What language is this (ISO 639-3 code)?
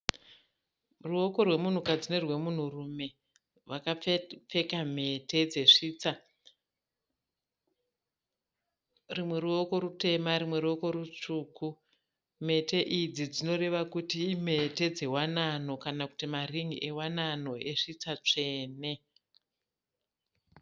sna